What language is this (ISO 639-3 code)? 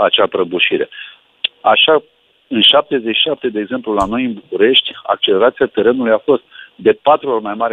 ron